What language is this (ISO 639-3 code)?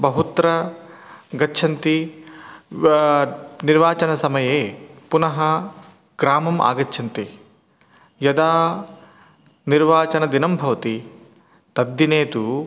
san